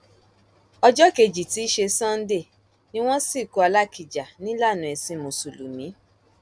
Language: Yoruba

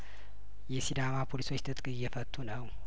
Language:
Amharic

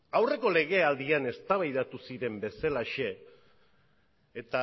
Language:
Basque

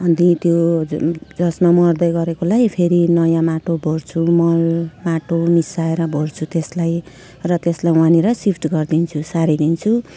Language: Nepali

